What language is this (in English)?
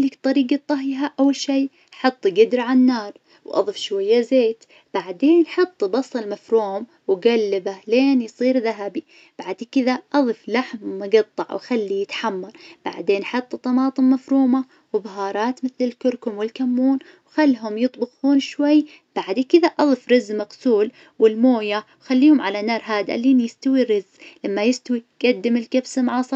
Najdi Arabic